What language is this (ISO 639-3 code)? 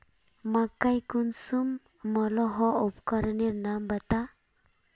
mag